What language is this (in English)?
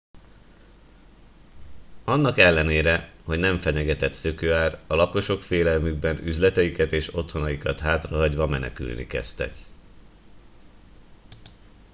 Hungarian